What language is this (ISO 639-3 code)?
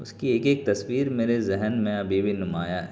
urd